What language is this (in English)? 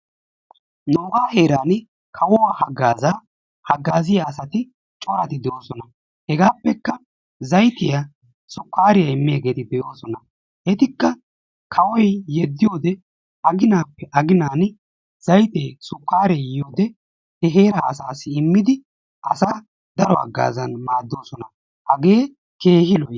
Wolaytta